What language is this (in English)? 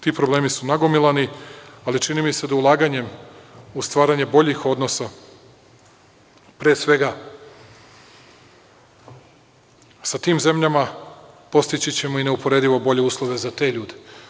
Serbian